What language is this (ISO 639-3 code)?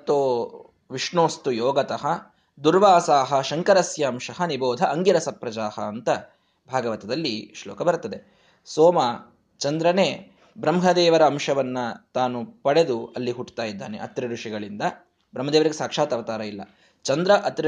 kan